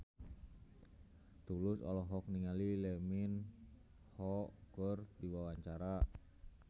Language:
Sundanese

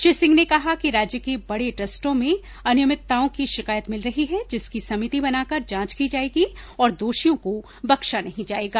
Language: Hindi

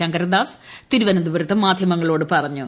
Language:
Malayalam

